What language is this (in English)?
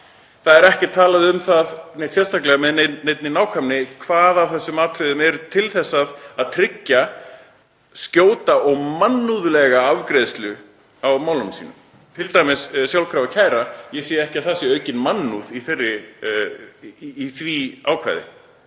Icelandic